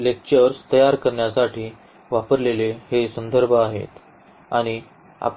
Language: Marathi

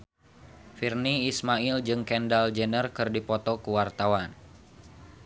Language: Sundanese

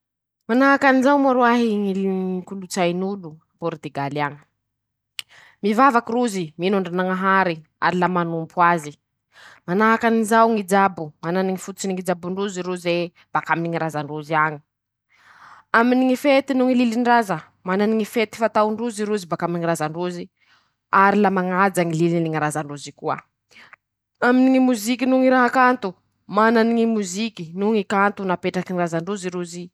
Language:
Masikoro Malagasy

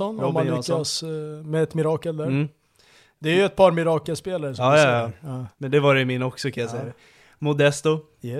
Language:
Swedish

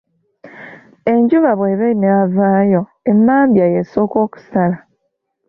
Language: Ganda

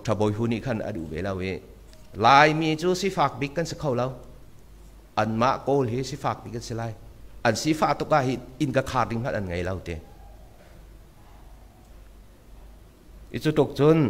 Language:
Thai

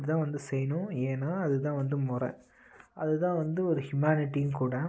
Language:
Tamil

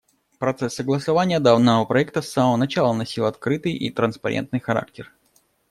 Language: Russian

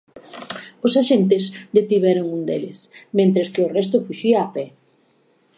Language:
Galician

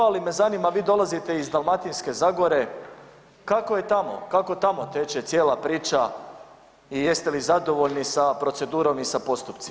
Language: Croatian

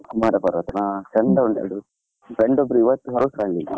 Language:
Kannada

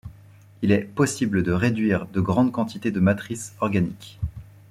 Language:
French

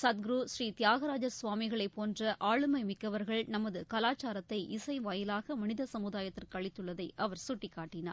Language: Tamil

